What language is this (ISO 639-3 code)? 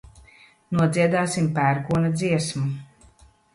lav